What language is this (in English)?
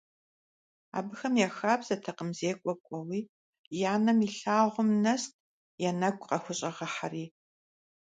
Kabardian